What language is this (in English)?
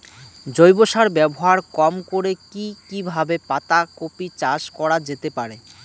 Bangla